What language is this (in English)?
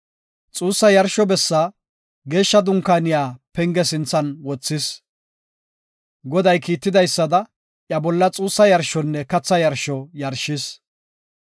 Gofa